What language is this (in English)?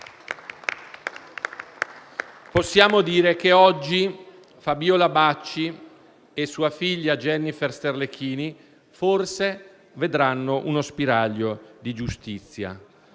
Italian